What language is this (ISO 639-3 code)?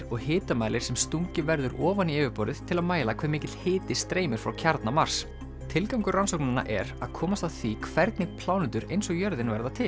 isl